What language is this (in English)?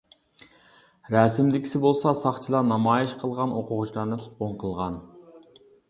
Uyghur